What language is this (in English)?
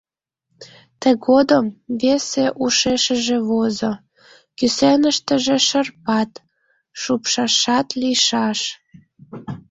Mari